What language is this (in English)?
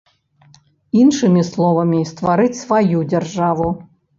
Belarusian